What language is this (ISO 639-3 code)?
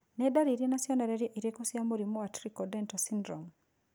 kik